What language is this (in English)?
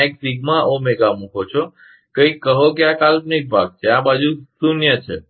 Gujarati